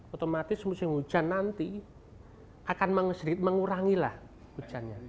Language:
Indonesian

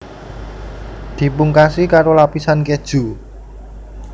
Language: Javanese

